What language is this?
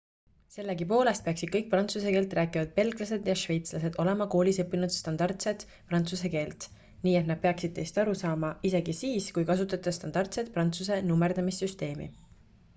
Estonian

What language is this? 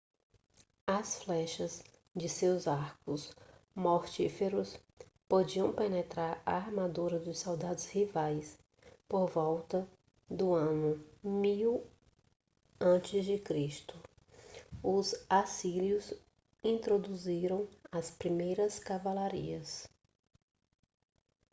Portuguese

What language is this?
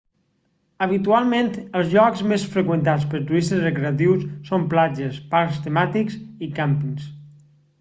Catalan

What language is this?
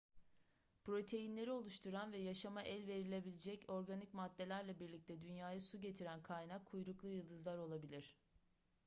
Turkish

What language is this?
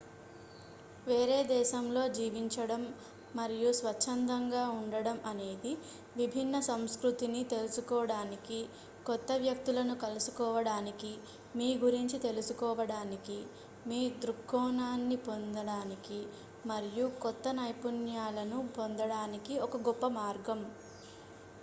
Telugu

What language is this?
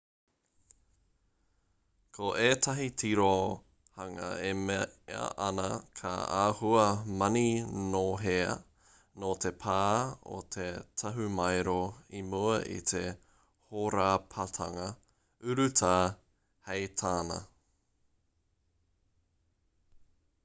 Māori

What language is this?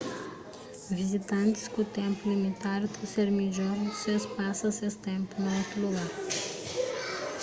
Kabuverdianu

